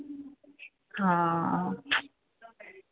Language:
Punjabi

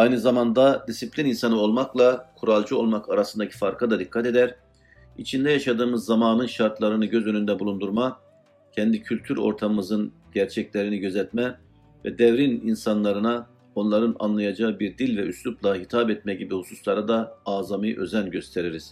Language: Turkish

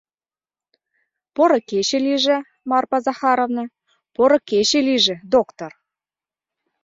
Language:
Mari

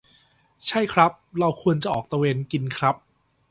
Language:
Thai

